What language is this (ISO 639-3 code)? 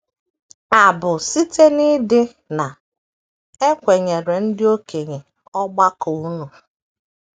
ibo